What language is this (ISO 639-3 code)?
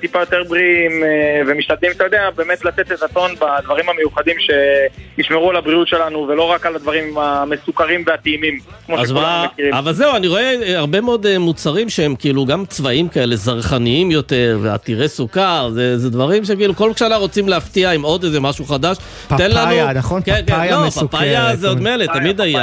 heb